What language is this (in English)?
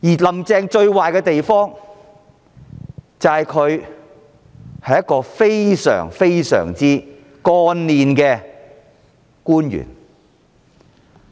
Cantonese